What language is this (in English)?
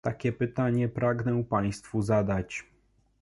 Polish